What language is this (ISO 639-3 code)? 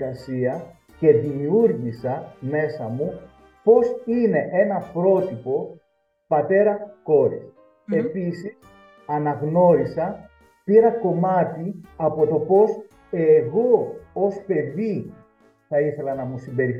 ell